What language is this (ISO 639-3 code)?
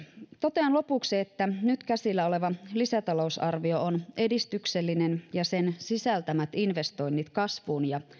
fin